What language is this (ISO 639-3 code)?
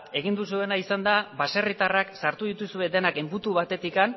eus